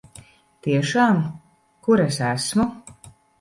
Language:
Latvian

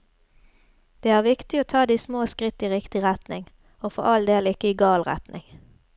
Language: Norwegian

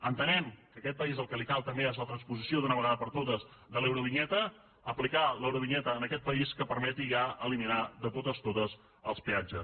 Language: Catalan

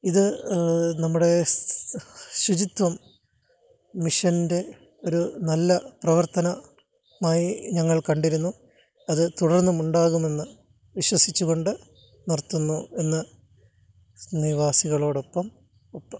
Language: Malayalam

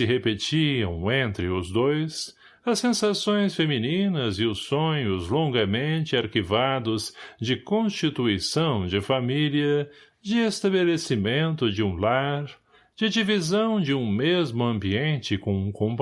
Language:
Portuguese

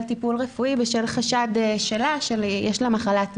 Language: Hebrew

